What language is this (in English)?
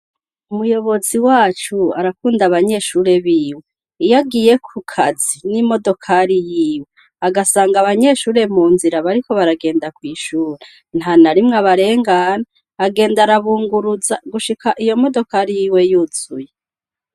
Rundi